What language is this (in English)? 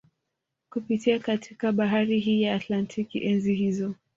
Swahili